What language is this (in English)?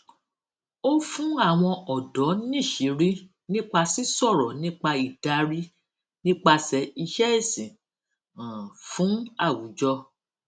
Yoruba